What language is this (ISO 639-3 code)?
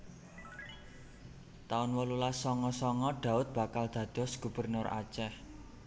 jav